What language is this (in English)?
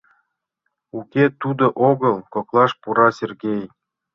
Mari